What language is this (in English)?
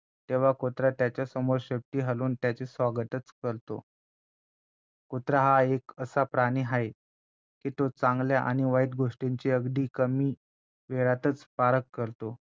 Marathi